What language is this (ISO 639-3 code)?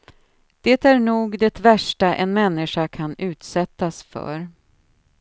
swe